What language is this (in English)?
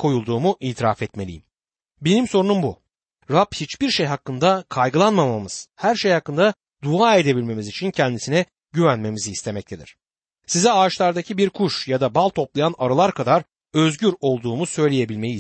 Turkish